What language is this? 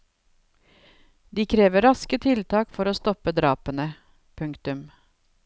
Norwegian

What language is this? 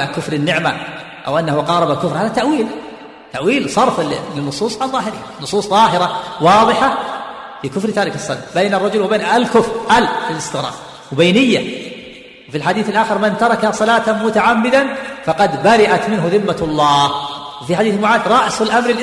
Arabic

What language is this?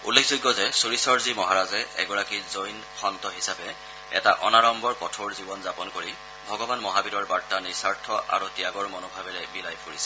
Assamese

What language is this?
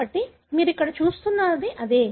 Telugu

